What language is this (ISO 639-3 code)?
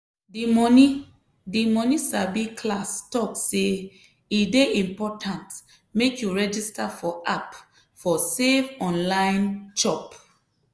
pcm